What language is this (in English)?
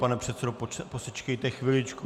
Czech